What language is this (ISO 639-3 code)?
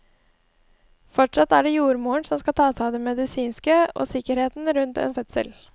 nor